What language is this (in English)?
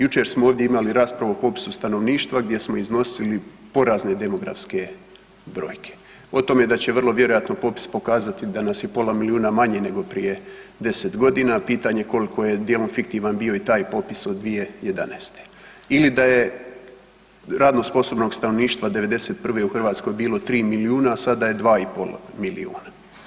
Croatian